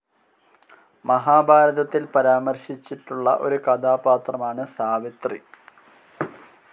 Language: Malayalam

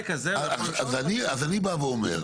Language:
Hebrew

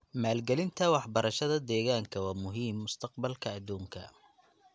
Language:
Somali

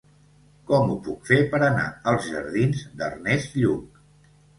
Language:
Catalan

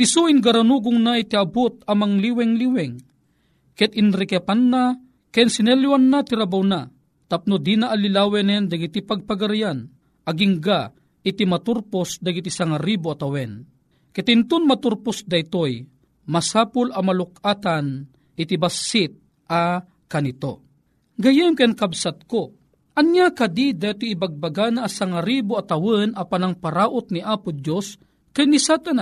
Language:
Filipino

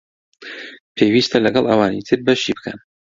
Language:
Central Kurdish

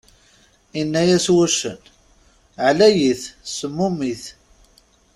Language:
Kabyle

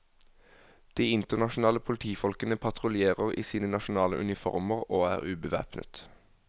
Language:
Norwegian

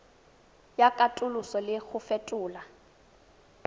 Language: Tswana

